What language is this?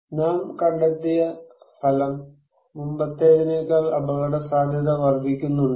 Malayalam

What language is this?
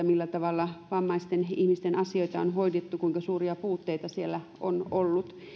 Finnish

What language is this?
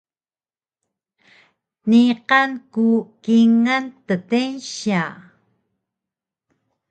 Taroko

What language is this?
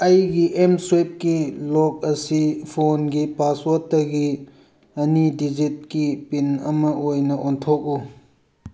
Manipuri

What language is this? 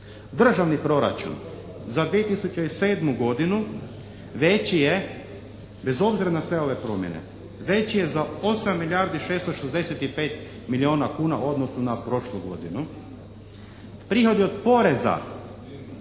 Croatian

